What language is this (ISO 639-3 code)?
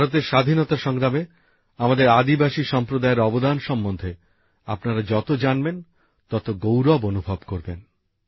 ben